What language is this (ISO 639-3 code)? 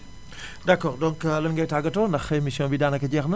wol